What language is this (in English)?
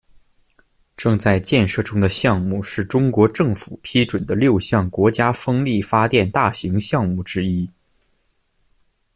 Chinese